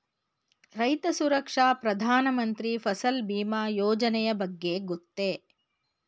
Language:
Kannada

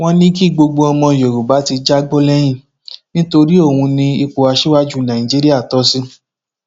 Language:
Yoruba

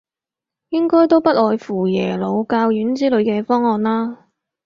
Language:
Cantonese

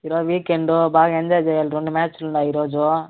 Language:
Telugu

